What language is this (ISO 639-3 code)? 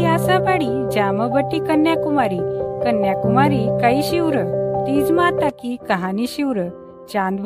hin